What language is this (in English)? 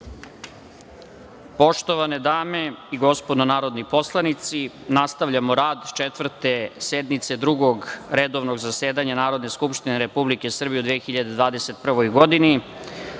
Serbian